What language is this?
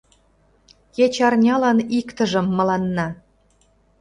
Mari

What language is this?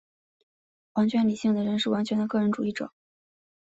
Chinese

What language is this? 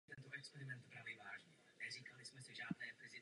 Czech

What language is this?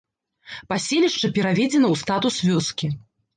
Belarusian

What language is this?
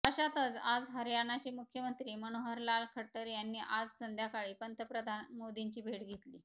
Marathi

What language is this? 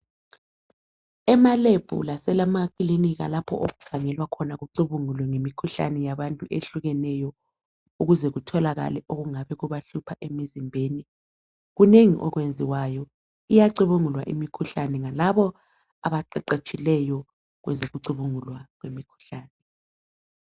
North Ndebele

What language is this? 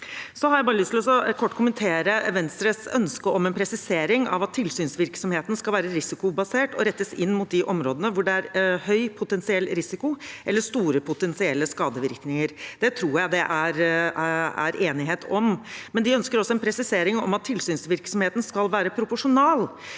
Norwegian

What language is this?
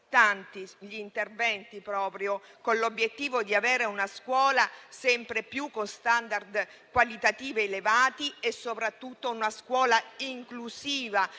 Italian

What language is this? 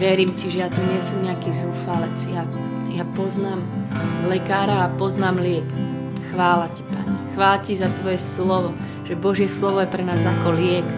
Slovak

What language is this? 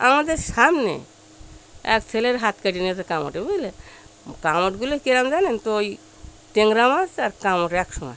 Bangla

